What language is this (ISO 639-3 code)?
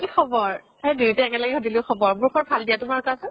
asm